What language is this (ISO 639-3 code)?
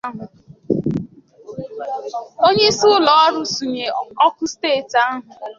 ibo